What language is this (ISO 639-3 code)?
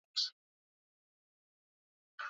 swa